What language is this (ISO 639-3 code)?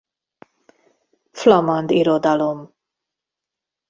hun